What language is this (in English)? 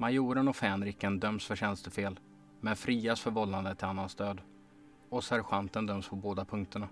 Swedish